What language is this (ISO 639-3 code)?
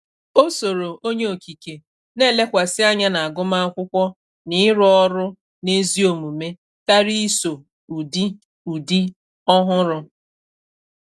ibo